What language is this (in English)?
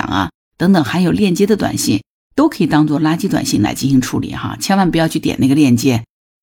Chinese